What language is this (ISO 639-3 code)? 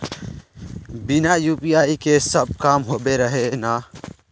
mag